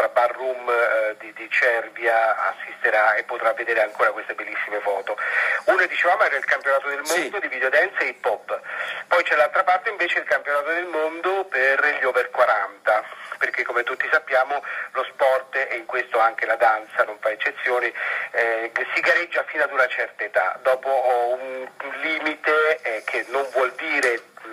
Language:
Italian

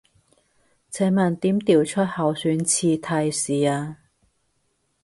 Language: Cantonese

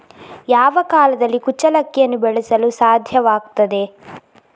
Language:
Kannada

